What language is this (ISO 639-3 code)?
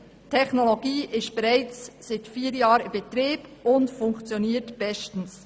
gsw